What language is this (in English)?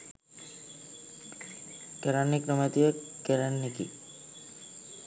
Sinhala